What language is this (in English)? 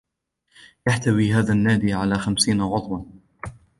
Arabic